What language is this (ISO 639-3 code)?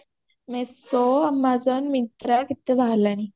ori